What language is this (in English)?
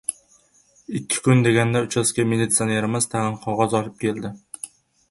Uzbek